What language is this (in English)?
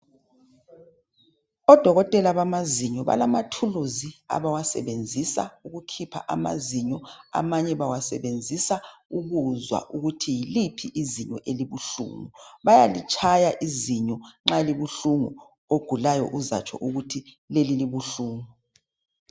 North Ndebele